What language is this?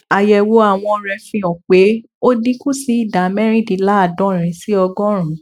Yoruba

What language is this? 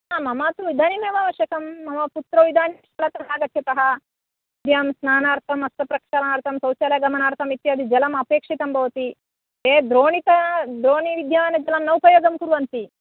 Sanskrit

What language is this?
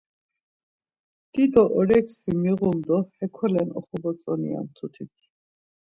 Laz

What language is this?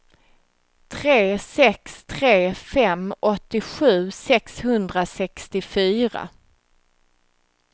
Swedish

